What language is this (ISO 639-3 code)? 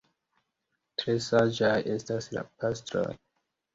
epo